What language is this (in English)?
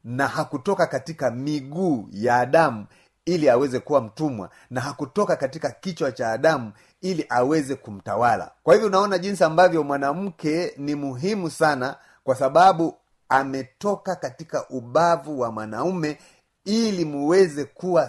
Swahili